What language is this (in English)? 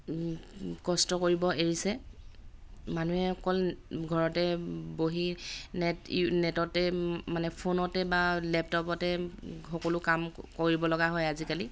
Assamese